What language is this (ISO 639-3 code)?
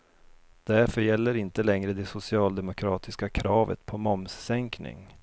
swe